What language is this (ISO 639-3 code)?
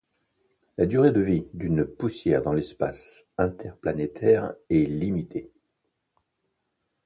fra